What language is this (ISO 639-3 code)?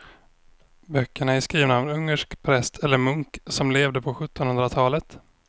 swe